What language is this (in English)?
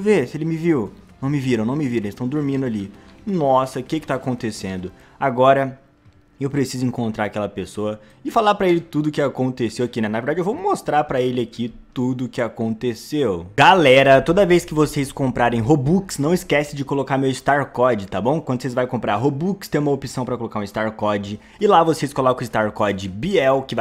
Portuguese